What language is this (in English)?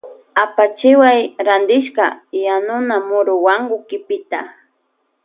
Loja Highland Quichua